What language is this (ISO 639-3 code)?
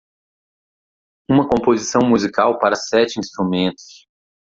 por